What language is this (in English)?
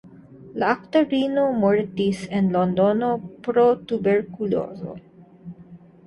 Esperanto